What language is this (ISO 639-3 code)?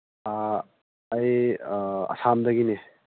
mni